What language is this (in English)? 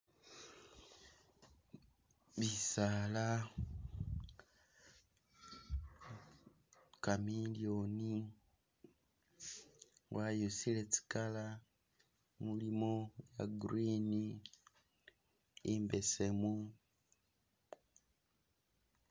Masaaba